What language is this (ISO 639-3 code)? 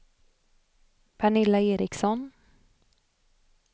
swe